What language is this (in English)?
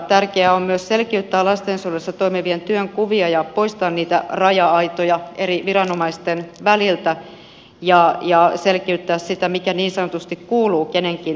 Finnish